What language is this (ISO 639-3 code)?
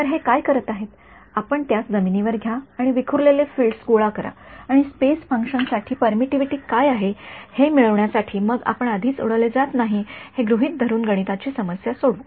mar